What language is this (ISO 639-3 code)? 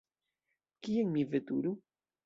epo